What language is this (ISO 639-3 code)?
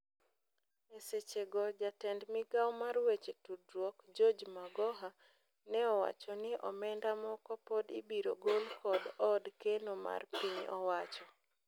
luo